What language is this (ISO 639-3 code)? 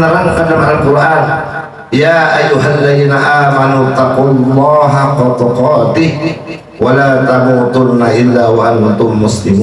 ind